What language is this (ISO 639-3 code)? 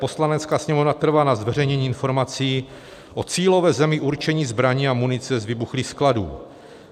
ces